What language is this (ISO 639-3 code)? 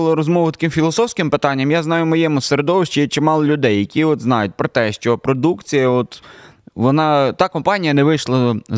ukr